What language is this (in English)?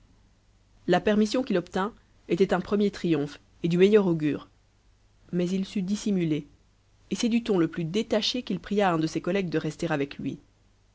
French